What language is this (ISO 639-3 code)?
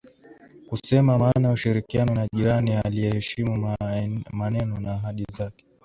swa